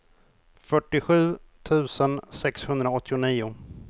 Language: Swedish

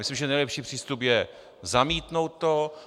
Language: Czech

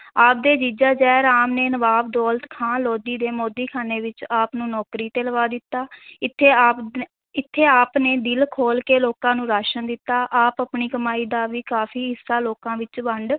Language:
Punjabi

